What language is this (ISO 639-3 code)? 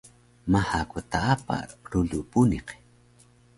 trv